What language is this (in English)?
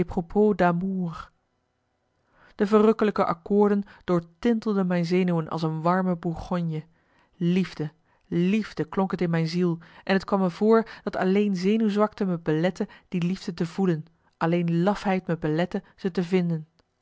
Dutch